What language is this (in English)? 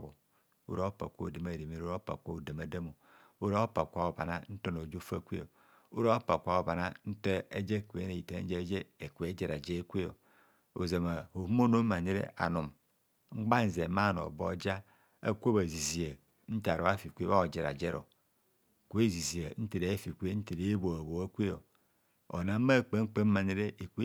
Kohumono